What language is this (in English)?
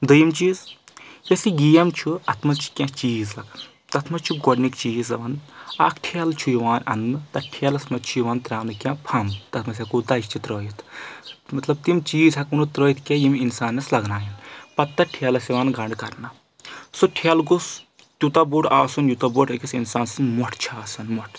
Kashmiri